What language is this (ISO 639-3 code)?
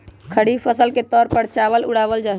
mag